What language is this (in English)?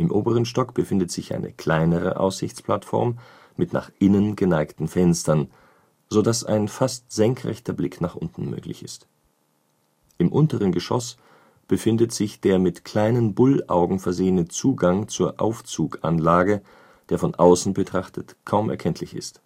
German